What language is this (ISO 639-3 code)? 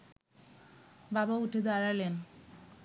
ben